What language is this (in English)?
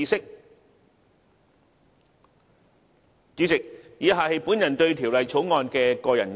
Cantonese